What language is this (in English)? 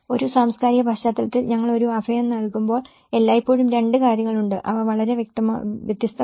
Malayalam